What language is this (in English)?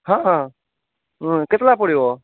Odia